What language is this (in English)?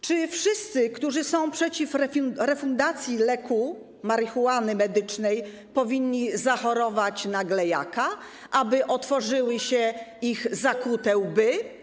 Polish